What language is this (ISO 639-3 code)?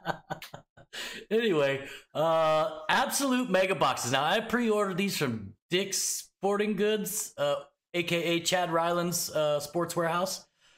eng